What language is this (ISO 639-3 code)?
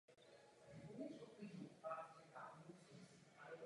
ces